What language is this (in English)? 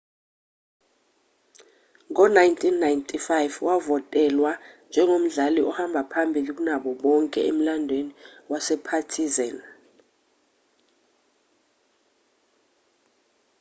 Zulu